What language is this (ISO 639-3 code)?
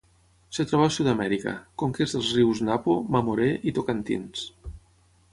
cat